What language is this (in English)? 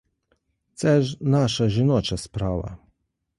Ukrainian